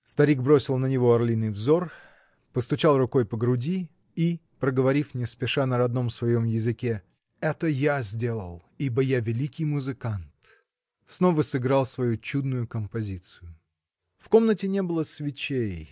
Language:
Russian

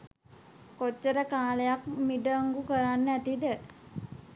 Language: Sinhala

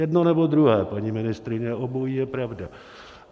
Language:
Czech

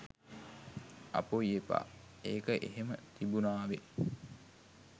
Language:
Sinhala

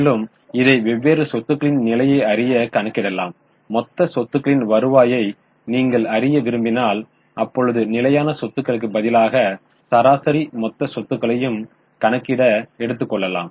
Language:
Tamil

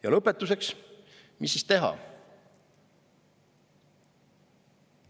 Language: Estonian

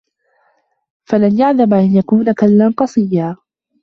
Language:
Arabic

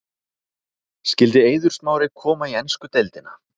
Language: Icelandic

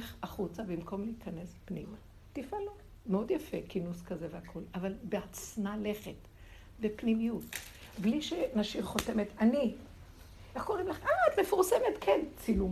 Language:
Hebrew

